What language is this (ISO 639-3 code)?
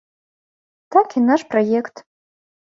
bel